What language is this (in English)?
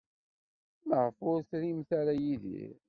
Kabyle